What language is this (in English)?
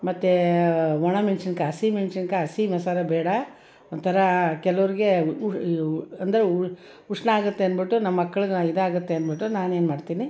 Kannada